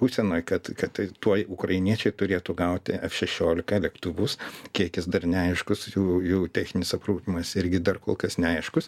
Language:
Lithuanian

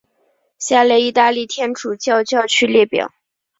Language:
Chinese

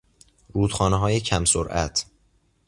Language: Persian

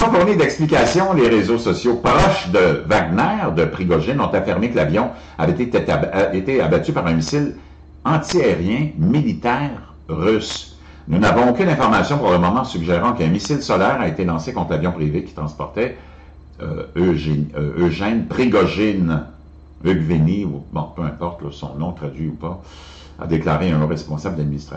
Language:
French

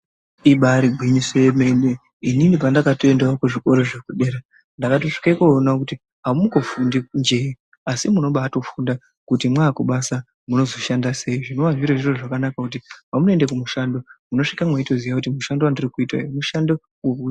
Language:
Ndau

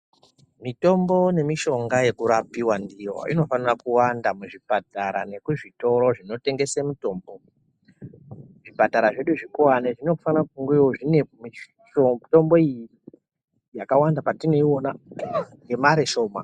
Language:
Ndau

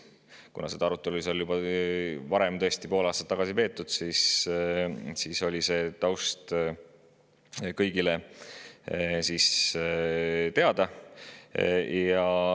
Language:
Estonian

